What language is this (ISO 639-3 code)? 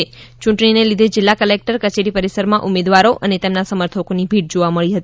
guj